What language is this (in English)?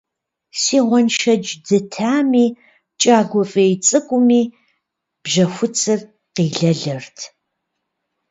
Kabardian